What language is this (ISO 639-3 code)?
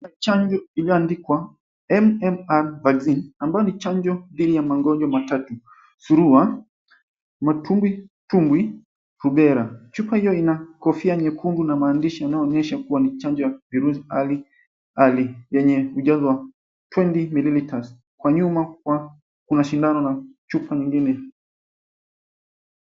swa